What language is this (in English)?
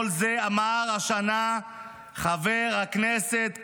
Hebrew